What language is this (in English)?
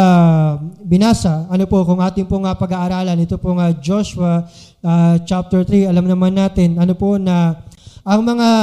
Filipino